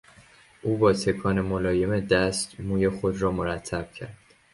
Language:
Persian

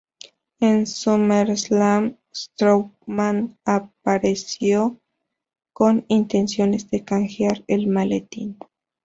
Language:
Spanish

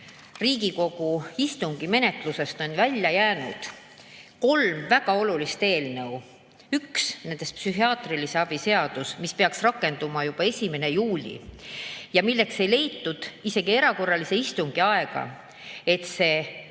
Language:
Estonian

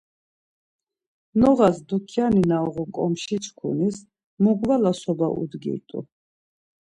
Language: Laz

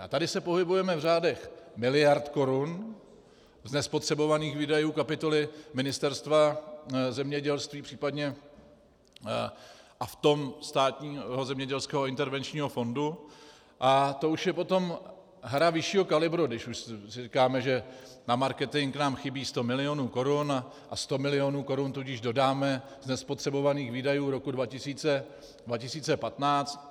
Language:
Czech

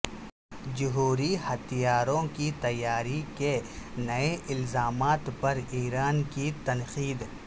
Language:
Urdu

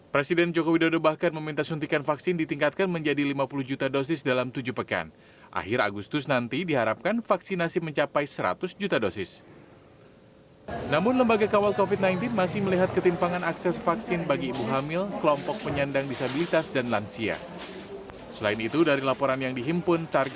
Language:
Indonesian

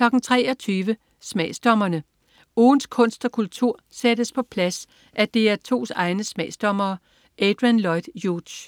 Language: Danish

